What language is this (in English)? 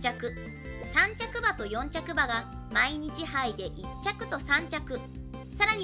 Japanese